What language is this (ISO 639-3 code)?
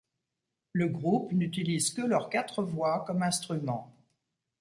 fra